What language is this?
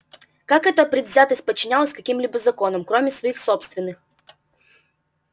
Russian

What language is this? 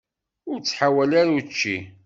Kabyle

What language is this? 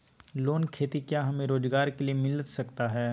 Magahi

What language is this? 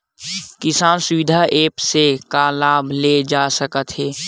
Chhattisgarhi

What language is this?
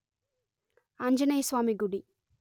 Telugu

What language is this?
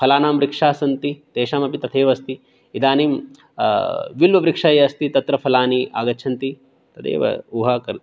Sanskrit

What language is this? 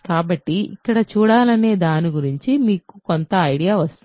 Telugu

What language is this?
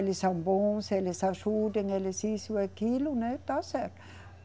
Portuguese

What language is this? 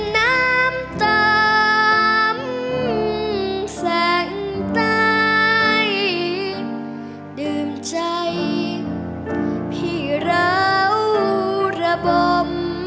Thai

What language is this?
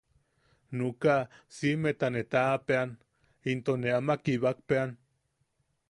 Yaqui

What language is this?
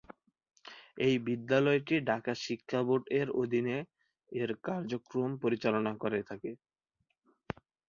Bangla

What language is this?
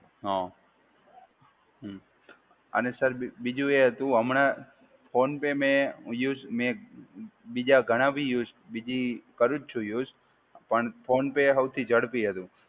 Gujarati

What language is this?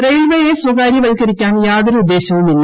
Malayalam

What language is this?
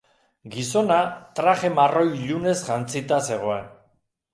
Basque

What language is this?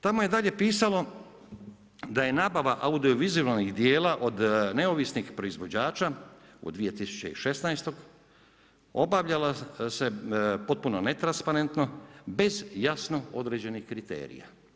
Croatian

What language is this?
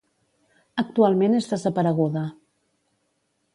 Catalan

